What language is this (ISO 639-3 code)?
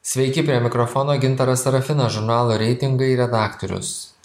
lit